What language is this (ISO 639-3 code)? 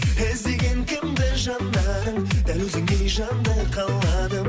kaz